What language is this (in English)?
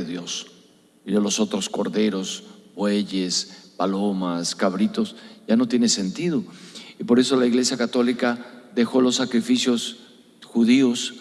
Spanish